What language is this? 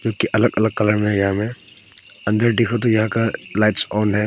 Hindi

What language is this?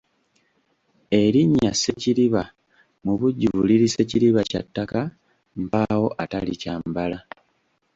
Ganda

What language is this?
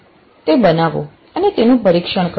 Gujarati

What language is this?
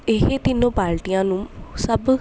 Punjabi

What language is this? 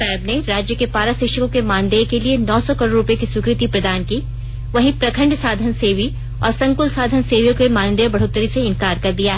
Hindi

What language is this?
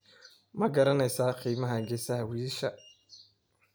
Somali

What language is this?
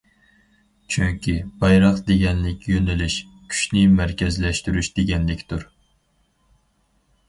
Uyghur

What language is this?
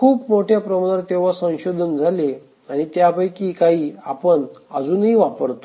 Marathi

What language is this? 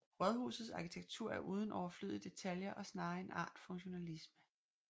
Danish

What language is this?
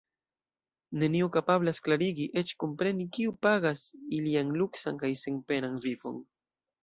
Esperanto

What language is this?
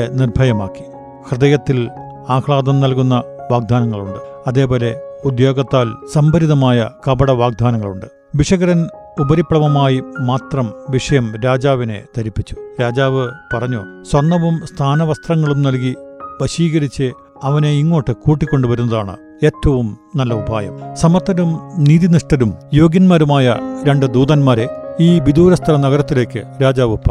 Malayalam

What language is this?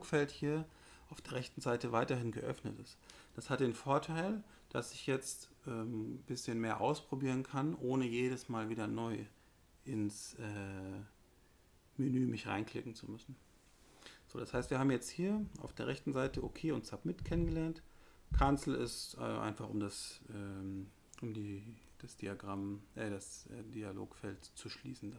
German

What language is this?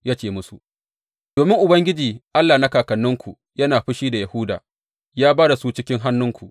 Hausa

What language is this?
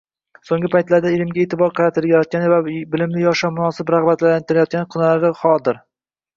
Uzbek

